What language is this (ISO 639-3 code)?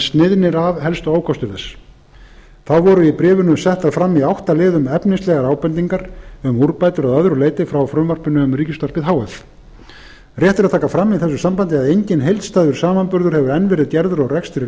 isl